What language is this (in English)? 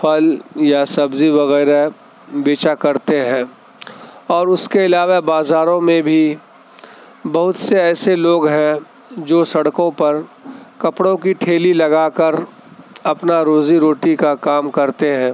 Urdu